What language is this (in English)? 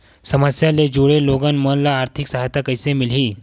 Chhattisgarhi